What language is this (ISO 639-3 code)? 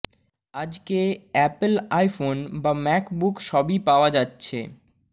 ben